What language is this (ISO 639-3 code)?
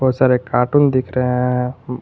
hin